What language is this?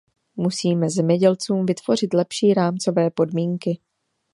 Czech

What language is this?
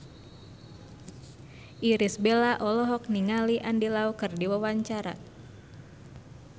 Sundanese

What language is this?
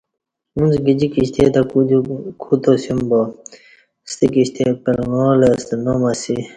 Kati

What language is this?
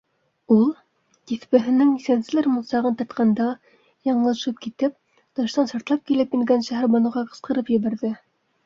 Bashkir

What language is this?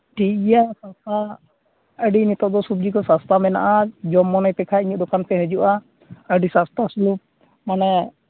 Santali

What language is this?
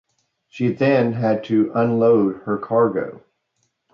English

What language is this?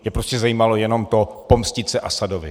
Czech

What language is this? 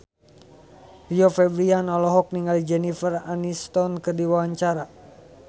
Sundanese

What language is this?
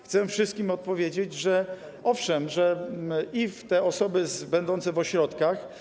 Polish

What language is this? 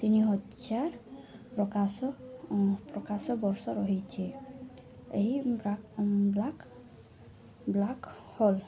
Odia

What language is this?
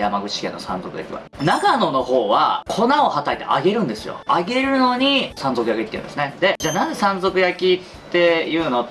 Japanese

